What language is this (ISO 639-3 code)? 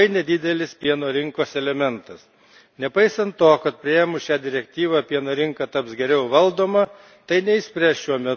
lit